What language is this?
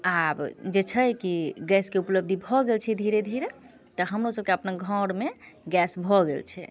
Maithili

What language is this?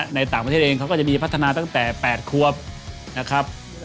Thai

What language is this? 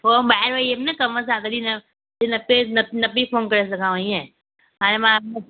Sindhi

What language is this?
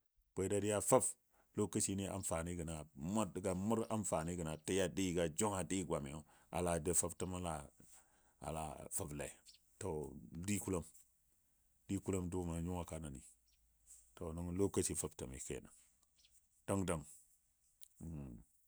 Dadiya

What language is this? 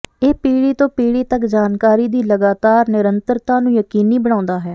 Punjabi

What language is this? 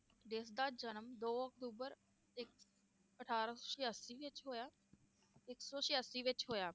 Punjabi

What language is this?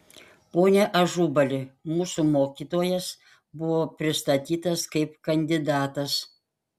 Lithuanian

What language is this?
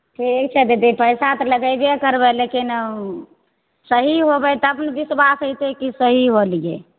Maithili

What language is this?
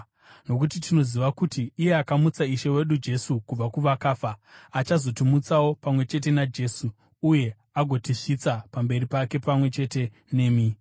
Shona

